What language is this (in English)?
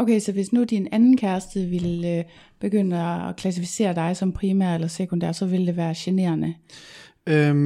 Danish